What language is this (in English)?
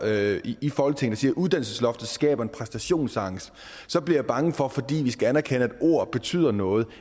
Danish